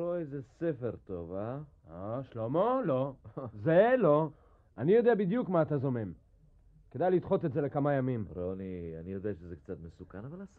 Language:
Hebrew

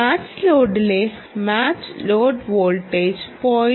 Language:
Malayalam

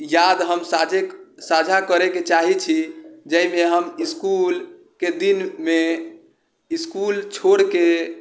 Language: Maithili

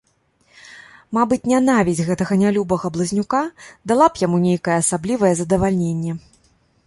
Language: Belarusian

